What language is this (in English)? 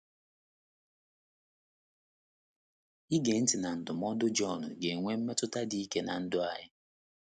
Igbo